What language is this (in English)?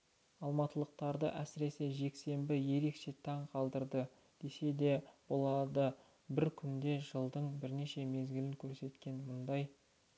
Kazakh